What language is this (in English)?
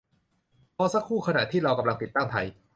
Thai